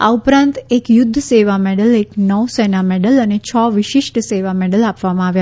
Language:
Gujarati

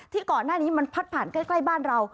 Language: Thai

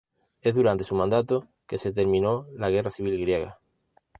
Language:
Spanish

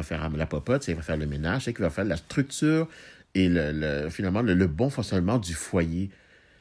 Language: French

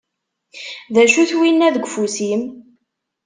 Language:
Kabyle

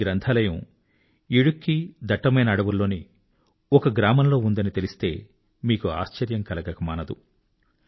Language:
Telugu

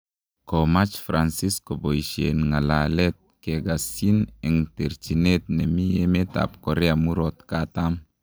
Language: Kalenjin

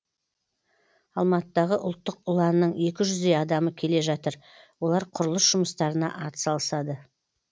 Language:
Kazakh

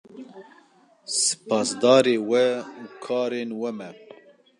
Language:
Kurdish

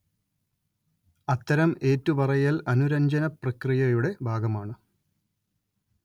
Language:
Malayalam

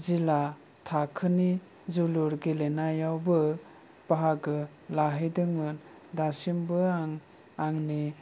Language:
Bodo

